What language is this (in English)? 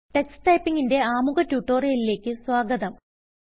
Malayalam